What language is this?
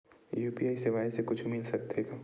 Chhattisgarhi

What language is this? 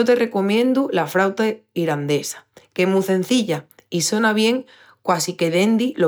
Extremaduran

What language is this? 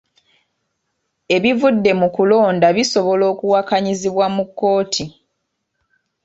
Ganda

